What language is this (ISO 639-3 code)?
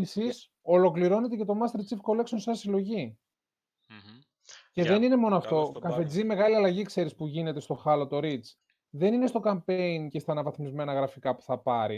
ell